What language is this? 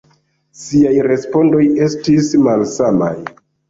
Esperanto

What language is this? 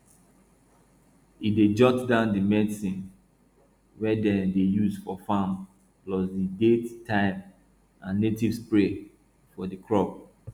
Nigerian Pidgin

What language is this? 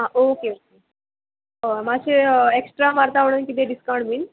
Konkani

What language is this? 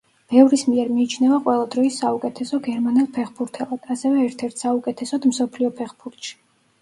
Georgian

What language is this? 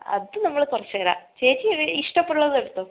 Malayalam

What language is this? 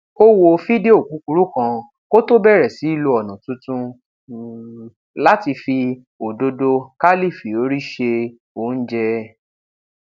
Yoruba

